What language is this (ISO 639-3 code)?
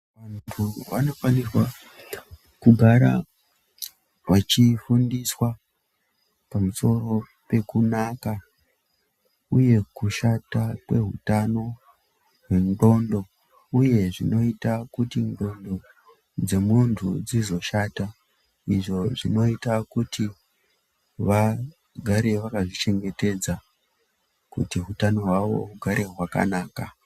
ndc